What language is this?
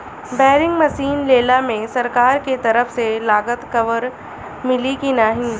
Bhojpuri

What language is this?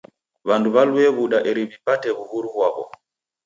Taita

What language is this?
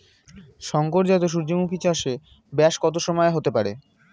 Bangla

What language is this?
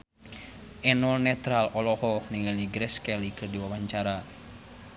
Sundanese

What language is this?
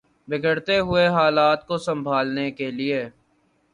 Urdu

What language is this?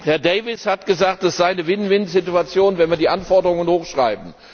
German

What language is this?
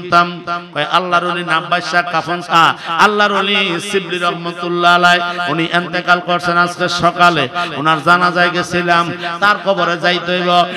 Indonesian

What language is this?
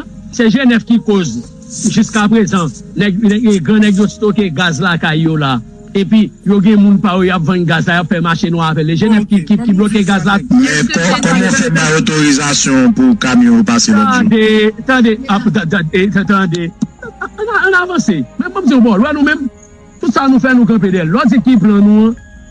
French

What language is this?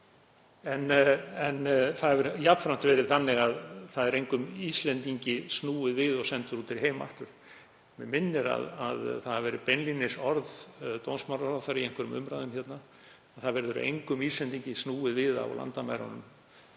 Icelandic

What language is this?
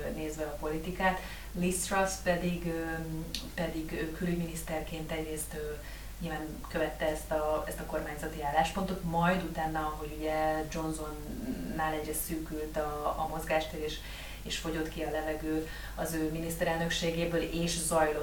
Hungarian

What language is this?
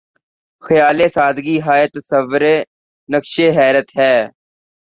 Urdu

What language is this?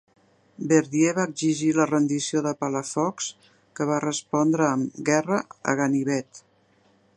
Catalan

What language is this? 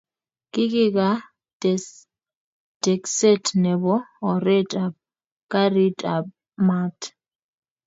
Kalenjin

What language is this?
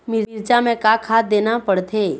Chhattisgarhi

